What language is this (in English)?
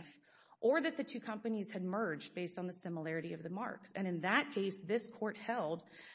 English